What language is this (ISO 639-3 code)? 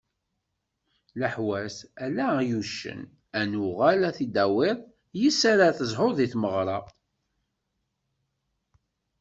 kab